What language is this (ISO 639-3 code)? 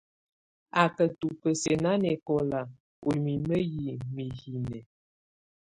tvu